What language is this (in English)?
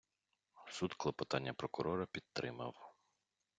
Ukrainian